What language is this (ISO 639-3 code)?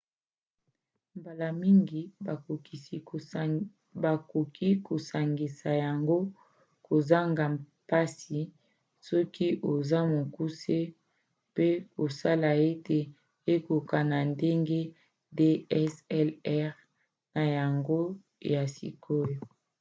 lin